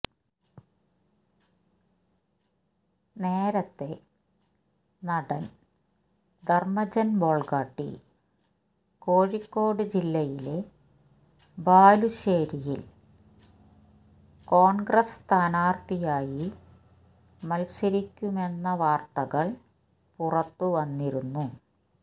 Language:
Malayalam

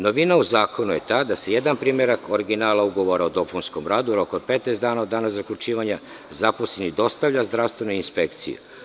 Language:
Serbian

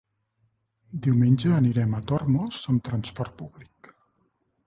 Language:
Catalan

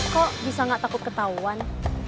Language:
Indonesian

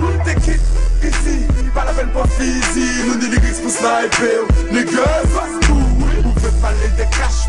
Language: Greek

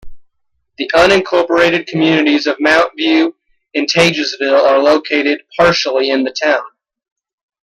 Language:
English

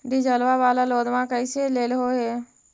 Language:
Magahi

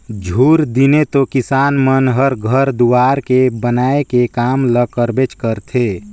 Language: Chhattisgarhi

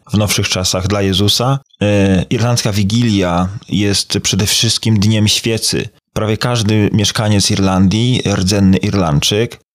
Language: Polish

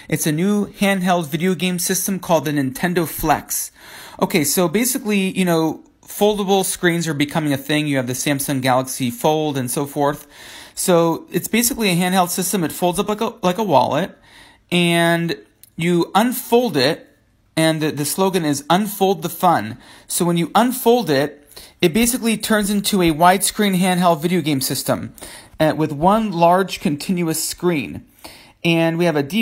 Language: English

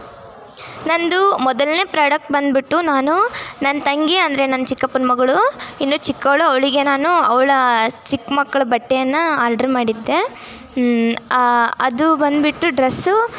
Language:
Kannada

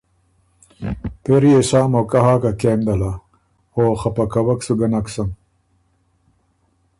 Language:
Ormuri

